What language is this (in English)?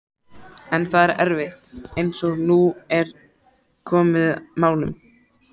Icelandic